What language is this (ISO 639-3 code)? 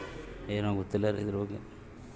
kan